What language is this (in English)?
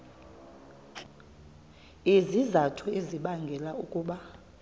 Xhosa